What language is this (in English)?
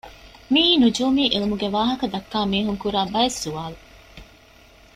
Divehi